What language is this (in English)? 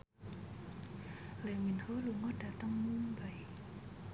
Javanese